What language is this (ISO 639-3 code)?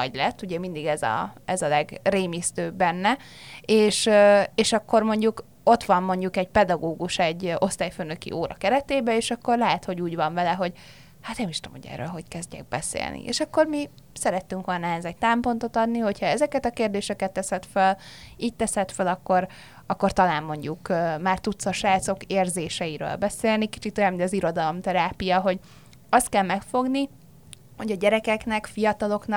hun